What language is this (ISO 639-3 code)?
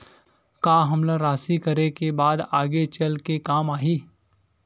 hne